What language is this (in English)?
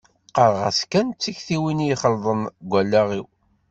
Kabyle